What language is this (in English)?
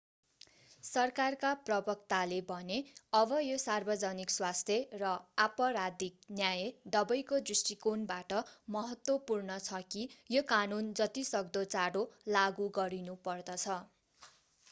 Nepali